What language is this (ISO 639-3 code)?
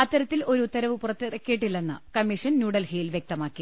mal